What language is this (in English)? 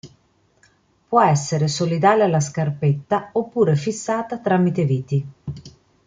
Italian